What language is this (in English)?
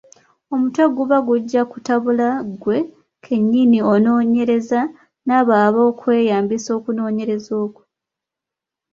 Ganda